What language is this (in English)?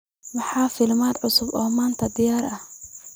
Somali